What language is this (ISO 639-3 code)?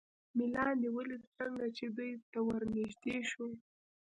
pus